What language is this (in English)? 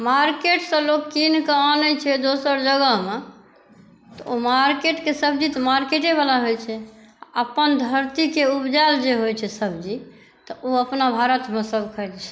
Maithili